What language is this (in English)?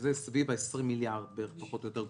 Hebrew